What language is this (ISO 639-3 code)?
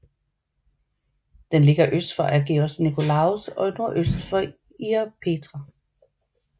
dan